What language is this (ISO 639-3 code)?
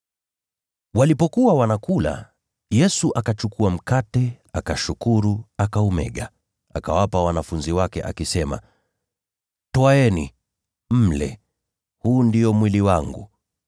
swa